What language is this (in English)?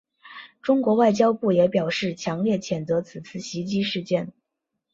Chinese